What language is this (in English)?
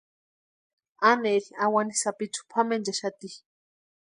Western Highland Purepecha